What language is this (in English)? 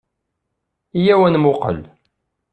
Kabyle